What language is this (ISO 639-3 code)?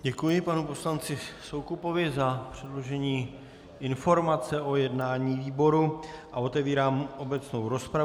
ces